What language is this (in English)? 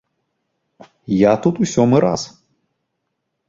Belarusian